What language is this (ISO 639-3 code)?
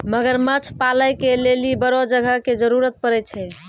mai